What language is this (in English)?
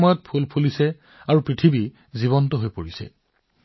Assamese